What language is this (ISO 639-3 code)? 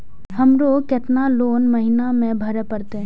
mai